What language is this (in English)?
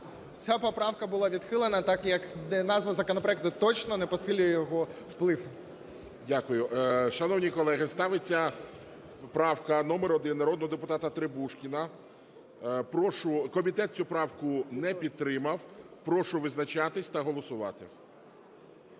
Ukrainian